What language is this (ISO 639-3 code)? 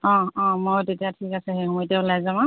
asm